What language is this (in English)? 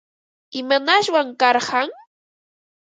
Ambo-Pasco Quechua